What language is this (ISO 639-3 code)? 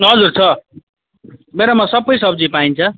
nep